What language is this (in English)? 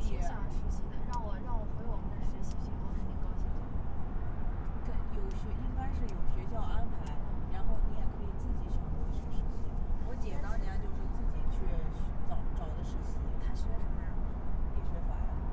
Chinese